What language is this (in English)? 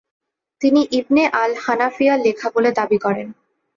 Bangla